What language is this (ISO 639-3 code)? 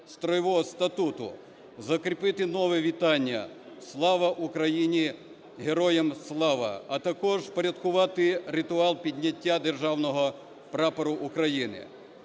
ukr